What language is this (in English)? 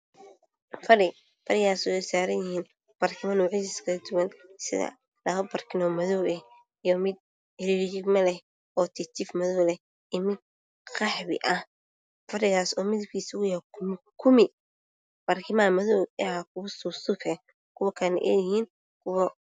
Somali